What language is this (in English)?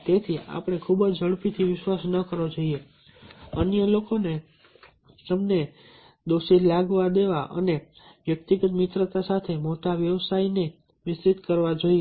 Gujarati